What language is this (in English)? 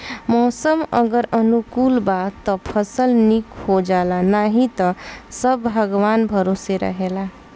Bhojpuri